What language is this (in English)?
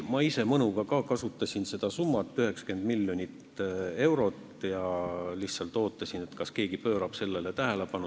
Estonian